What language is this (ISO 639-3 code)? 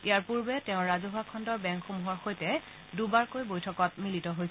asm